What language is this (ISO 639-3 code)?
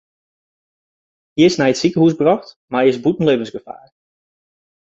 fry